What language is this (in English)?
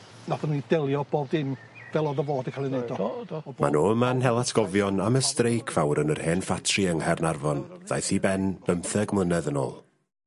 Welsh